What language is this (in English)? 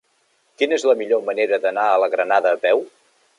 Catalan